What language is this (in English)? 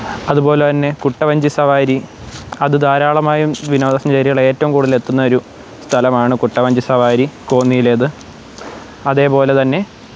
Malayalam